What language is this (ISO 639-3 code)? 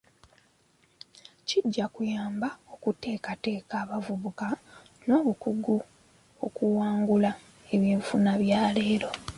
lug